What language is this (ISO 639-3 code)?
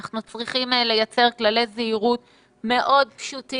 heb